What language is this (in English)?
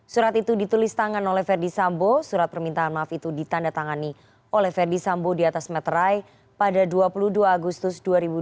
Indonesian